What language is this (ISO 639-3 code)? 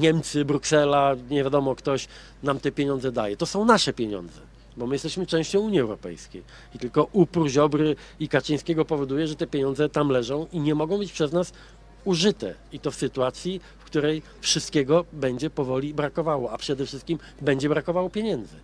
pol